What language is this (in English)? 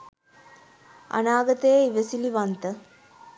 Sinhala